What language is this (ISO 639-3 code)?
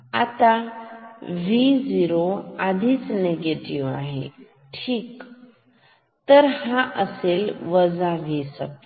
mar